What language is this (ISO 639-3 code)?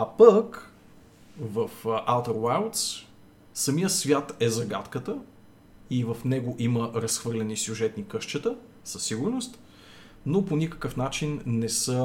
bul